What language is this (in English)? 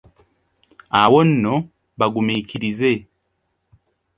Ganda